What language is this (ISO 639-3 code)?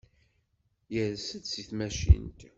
kab